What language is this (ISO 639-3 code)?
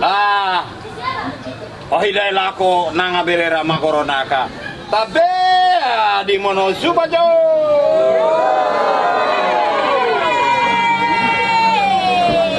ind